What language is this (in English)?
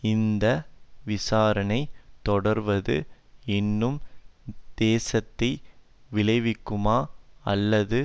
Tamil